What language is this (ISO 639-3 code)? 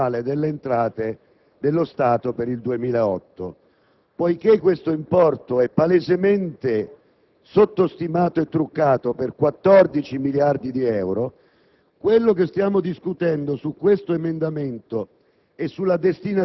ita